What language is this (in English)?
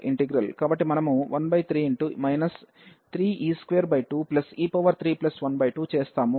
Telugu